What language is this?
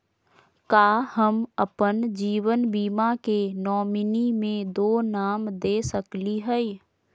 Magahi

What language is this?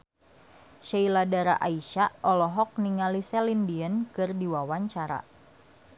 Sundanese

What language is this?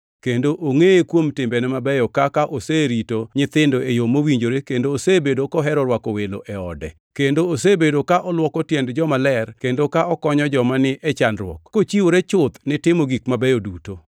Luo (Kenya and Tanzania)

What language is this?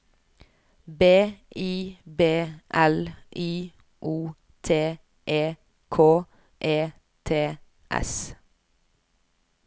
Norwegian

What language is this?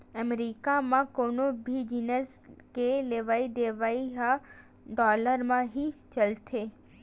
Chhattisgarhi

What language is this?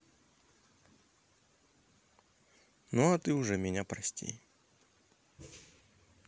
Russian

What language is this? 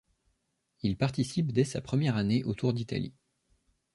French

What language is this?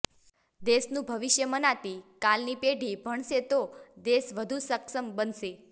Gujarati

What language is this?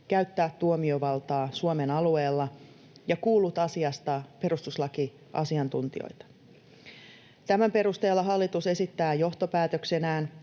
Finnish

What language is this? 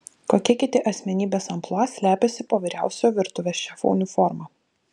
Lithuanian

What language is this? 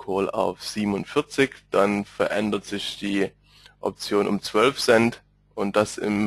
German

